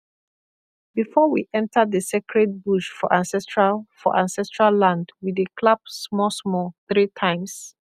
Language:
Nigerian Pidgin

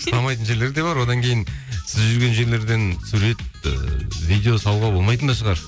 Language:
Kazakh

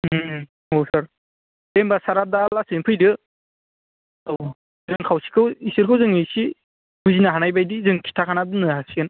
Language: Bodo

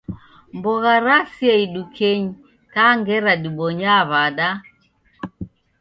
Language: Taita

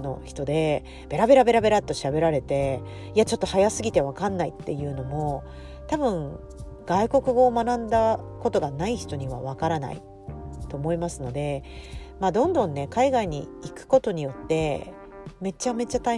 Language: Japanese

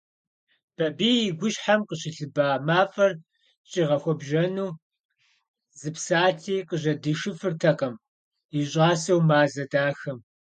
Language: Kabardian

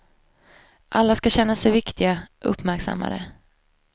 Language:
Swedish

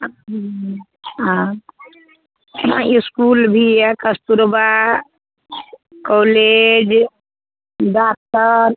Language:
Maithili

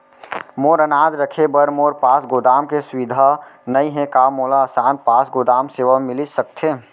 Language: Chhattisgarhi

